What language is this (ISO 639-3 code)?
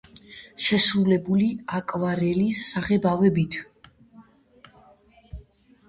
kat